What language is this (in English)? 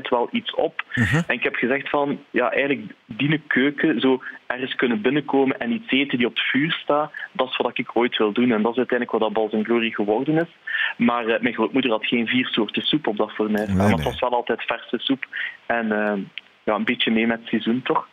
Dutch